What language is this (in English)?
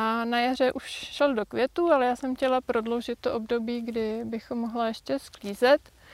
Czech